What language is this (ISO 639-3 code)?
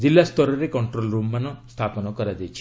ori